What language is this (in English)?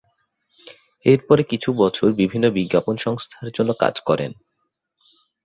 Bangla